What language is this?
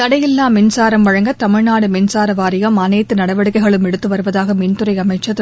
Tamil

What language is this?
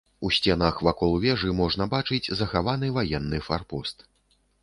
Belarusian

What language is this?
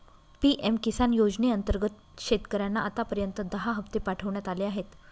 Marathi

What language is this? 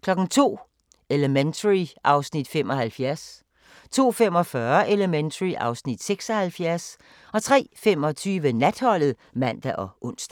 Danish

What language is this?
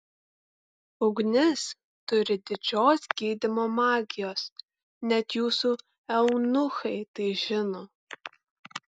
Lithuanian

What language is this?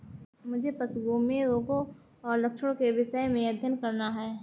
Hindi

